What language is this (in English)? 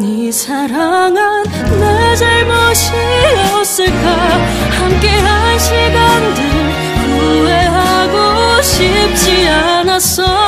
Korean